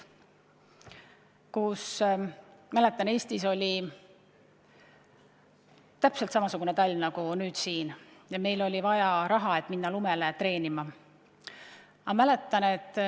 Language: Estonian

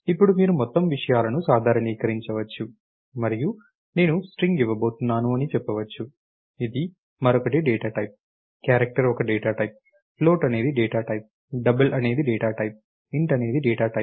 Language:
Telugu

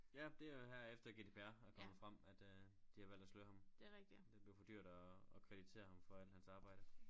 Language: Danish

